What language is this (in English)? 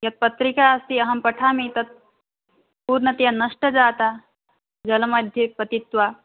Sanskrit